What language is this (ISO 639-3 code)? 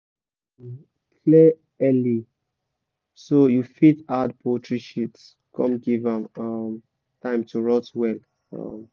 pcm